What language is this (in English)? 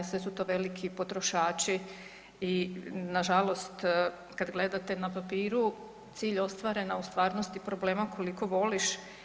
Croatian